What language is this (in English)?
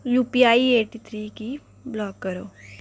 Dogri